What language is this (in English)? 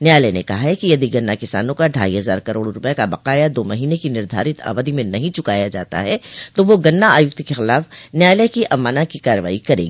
Hindi